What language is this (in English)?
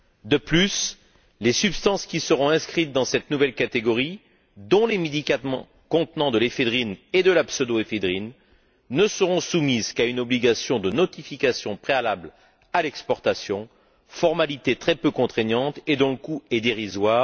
French